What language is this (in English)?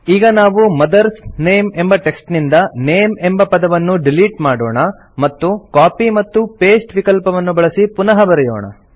Kannada